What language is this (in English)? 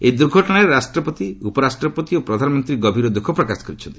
Odia